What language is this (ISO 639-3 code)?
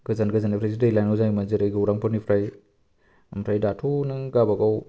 brx